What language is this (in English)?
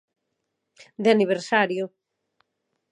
Galician